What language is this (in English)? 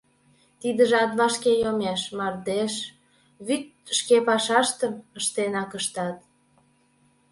Mari